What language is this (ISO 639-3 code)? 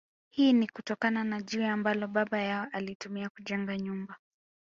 swa